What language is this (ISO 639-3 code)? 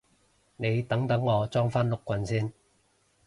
yue